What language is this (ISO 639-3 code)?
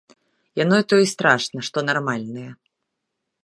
bel